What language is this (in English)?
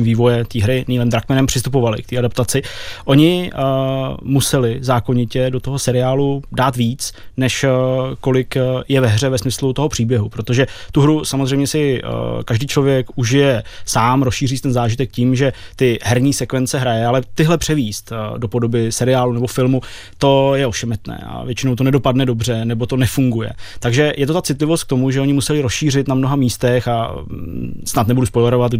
Czech